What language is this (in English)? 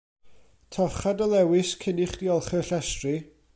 Welsh